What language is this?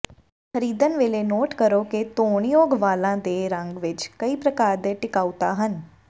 Punjabi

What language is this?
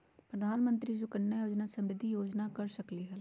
Magahi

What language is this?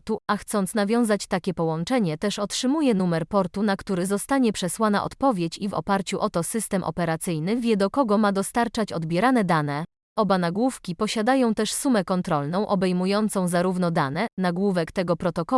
Polish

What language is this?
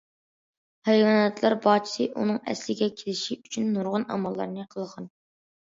Uyghur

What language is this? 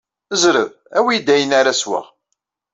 Kabyle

